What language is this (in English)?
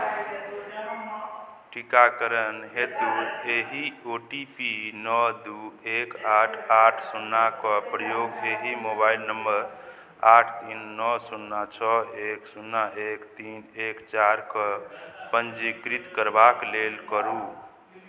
Maithili